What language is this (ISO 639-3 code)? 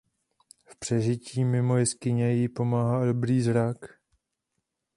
ces